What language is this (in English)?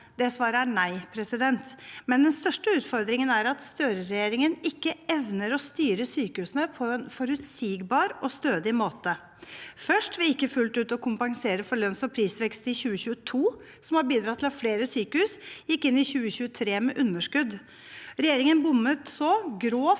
Norwegian